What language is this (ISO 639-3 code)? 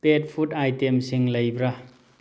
mni